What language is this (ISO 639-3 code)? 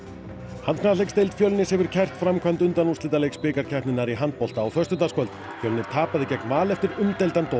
isl